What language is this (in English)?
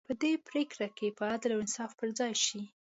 Pashto